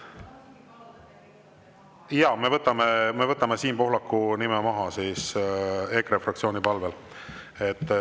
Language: Estonian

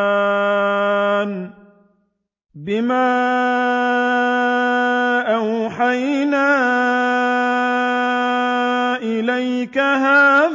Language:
Arabic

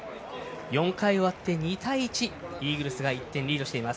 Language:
Japanese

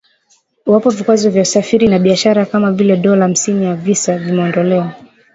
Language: Swahili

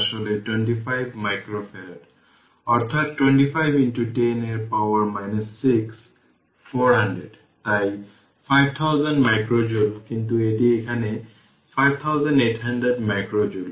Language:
Bangla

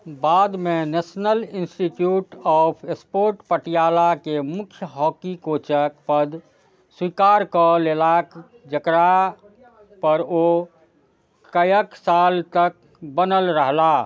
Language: Maithili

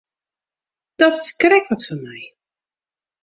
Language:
Western Frisian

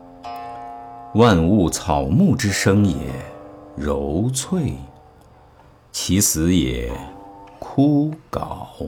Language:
Chinese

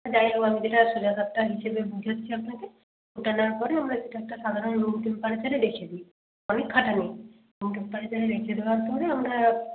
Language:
Bangla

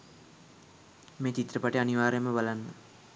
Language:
Sinhala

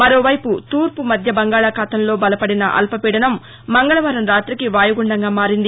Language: Telugu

